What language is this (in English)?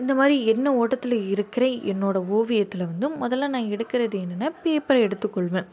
Tamil